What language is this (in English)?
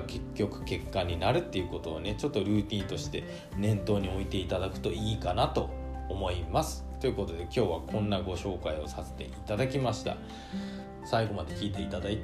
Japanese